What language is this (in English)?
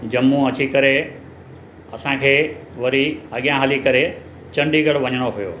Sindhi